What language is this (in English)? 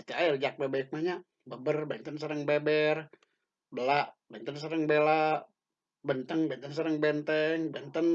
Indonesian